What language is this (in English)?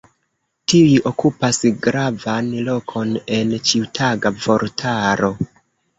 Esperanto